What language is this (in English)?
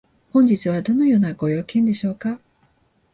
Japanese